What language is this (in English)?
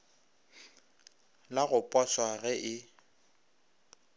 Northern Sotho